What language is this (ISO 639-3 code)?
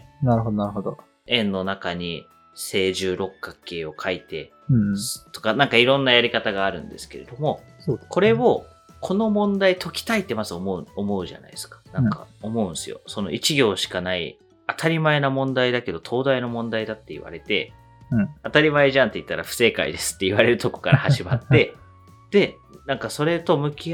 jpn